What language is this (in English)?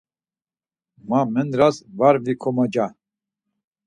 Laz